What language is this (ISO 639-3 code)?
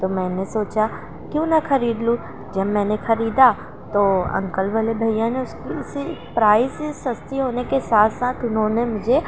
urd